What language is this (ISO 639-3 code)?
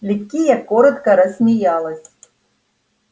rus